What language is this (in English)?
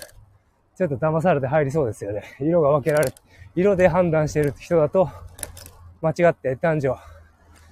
Japanese